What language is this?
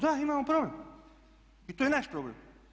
Croatian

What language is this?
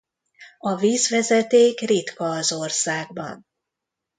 Hungarian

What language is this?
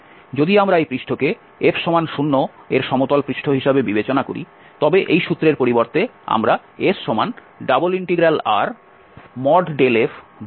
Bangla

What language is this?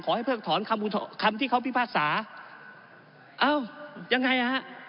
Thai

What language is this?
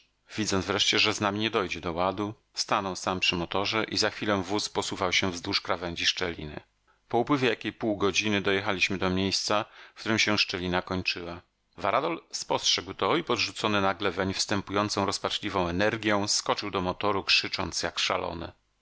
Polish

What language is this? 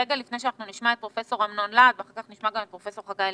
Hebrew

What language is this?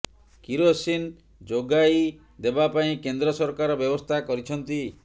Odia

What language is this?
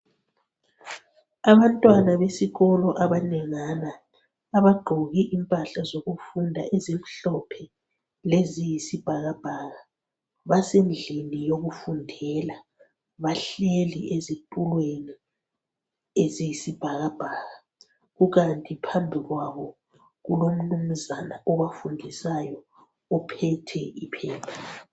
North Ndebele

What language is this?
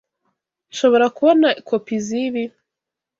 Kinyarwanda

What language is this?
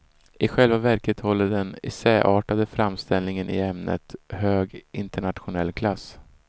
Swedish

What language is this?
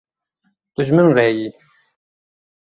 Kurdish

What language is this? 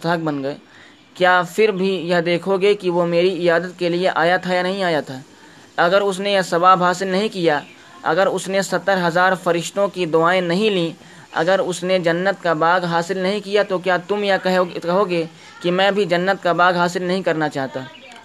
Urdu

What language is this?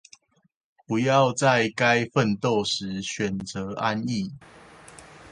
Chinese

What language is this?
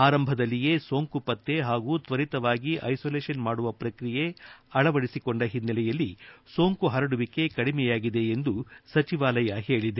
Kannada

